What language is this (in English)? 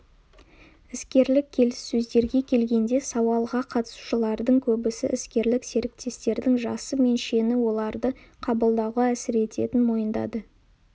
Kazakh